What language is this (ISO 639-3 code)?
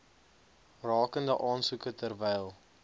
afr